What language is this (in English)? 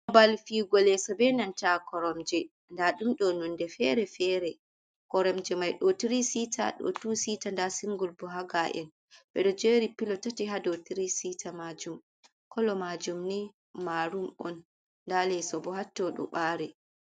Fula